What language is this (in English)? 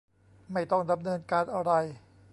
Thai